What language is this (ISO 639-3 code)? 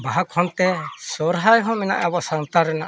sat